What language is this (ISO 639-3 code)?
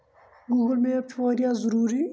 kas